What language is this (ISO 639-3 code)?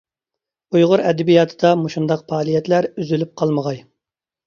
uig